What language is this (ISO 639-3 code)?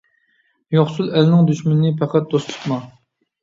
uig